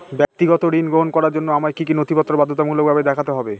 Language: Bangla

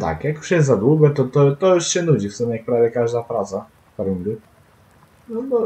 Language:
Polish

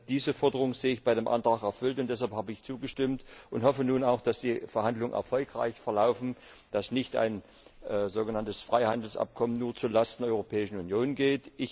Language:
German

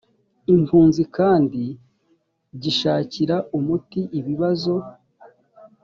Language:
Kinyarwanda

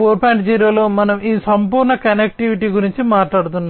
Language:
Telugu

